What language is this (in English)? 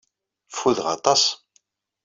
Kabyle